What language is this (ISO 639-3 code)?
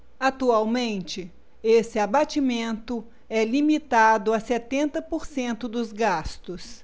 por